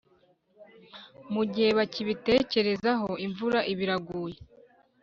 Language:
Kinyarwanda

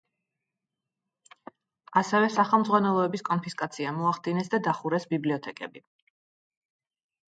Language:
Georgian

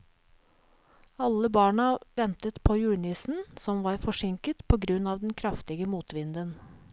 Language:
Norwegian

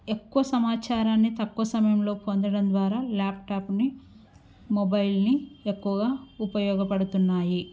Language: Telugu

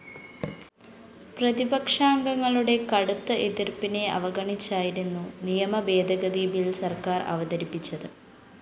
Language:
Malayalam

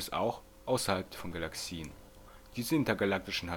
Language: German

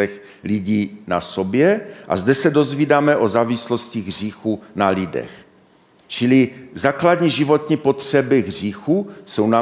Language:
Czech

